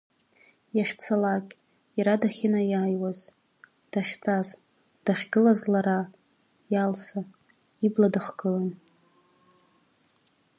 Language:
Abkhazian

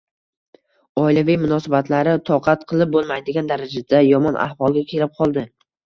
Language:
Uzbek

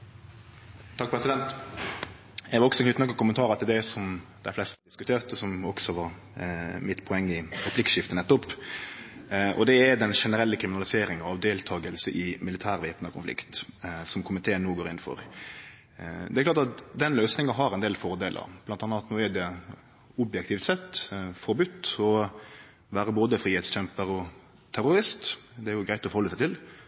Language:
Norwegian Nynorsk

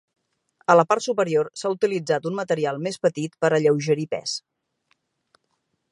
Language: Catalan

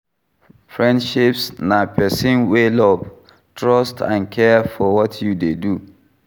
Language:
Nigerian Pidgin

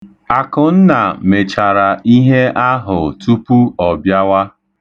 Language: Igbo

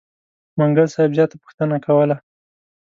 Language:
Pashto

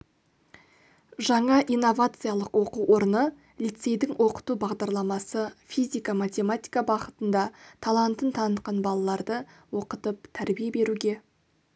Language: Kazakh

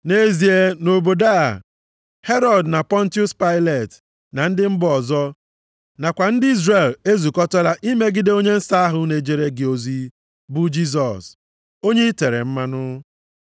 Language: Igbo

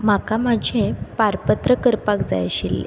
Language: Konkani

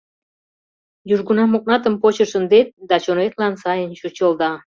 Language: Mari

